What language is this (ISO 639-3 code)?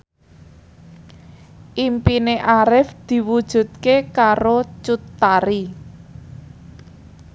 jav